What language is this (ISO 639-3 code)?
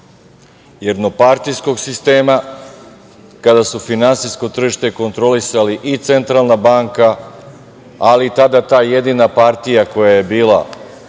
srp